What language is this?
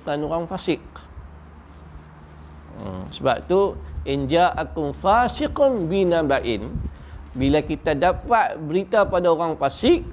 Malay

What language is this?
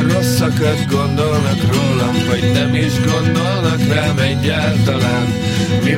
Hungarian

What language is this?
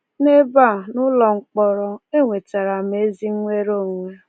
Igbo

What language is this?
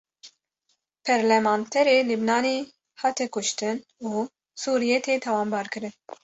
Kurdish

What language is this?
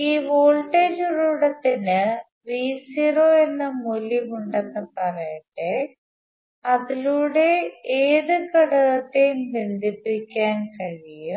Malayalam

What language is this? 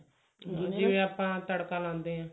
Punjabi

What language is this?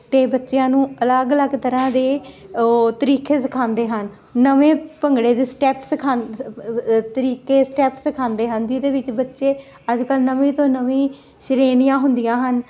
Punjabi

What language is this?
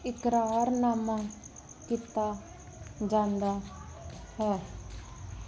Punjabi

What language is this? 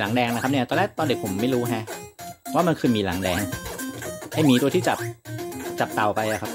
Thai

